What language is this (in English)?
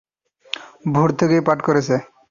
Bangla